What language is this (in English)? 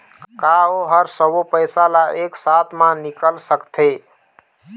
Chhattisgarhi